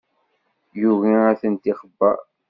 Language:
Kabyle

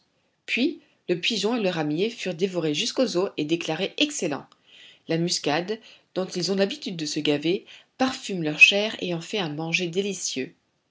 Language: French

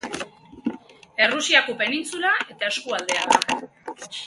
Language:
Basque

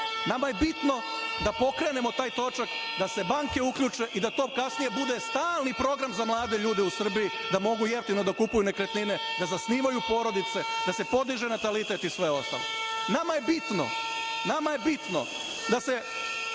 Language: Serbian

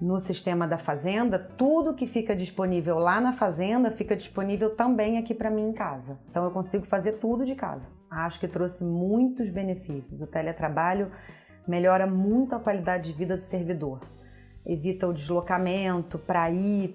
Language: Portuguese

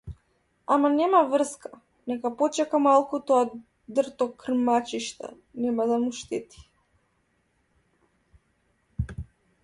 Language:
Macedonian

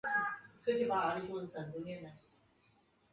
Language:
Chinese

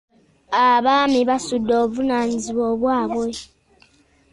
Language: Ganda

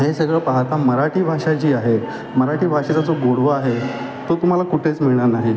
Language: Marathi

